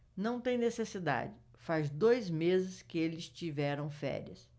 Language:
Portuguese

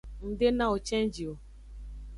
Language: Aja (Benin)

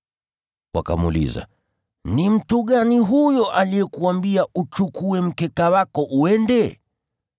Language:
Swahili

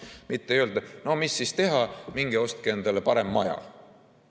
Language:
Estonian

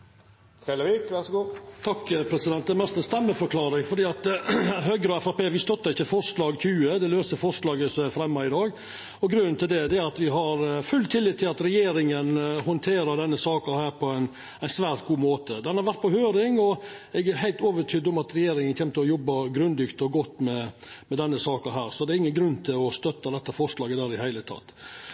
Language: Norwegian Nynorsk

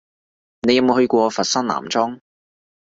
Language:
Cantonese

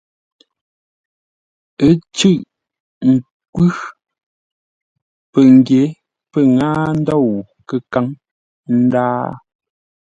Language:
Ngombale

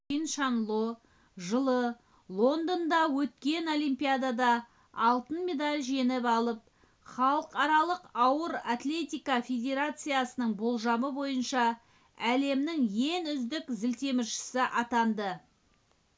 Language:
Kazakh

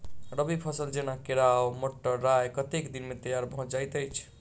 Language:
Maithili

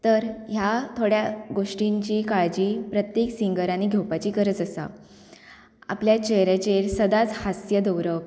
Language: Konkani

